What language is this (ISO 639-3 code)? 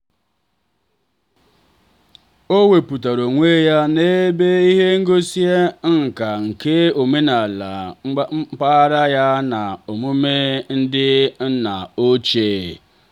ibo